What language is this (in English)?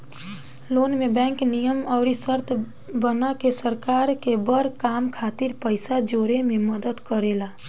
Bhojpuri